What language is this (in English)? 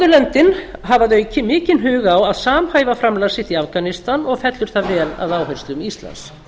Icelandic